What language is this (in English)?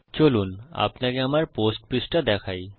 Bangla